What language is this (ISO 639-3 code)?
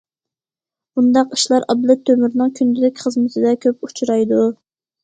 uig